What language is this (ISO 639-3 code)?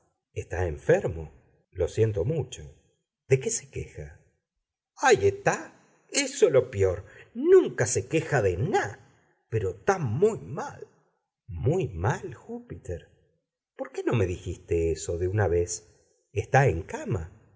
spa